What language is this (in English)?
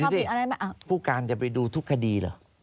Thai